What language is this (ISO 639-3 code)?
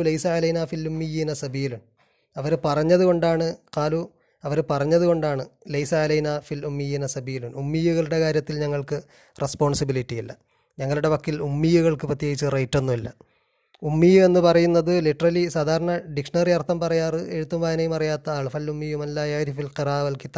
mal